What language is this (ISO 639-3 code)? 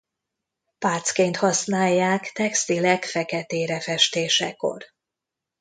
hun